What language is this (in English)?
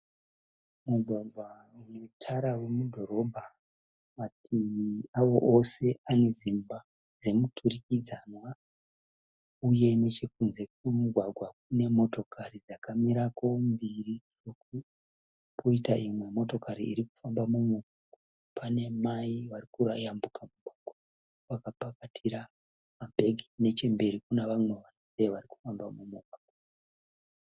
Shona